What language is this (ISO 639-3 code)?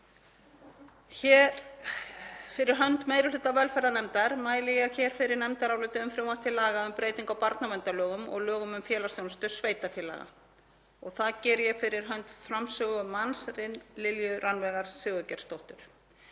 isl